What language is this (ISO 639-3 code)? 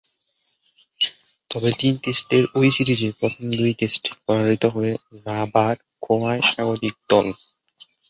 ben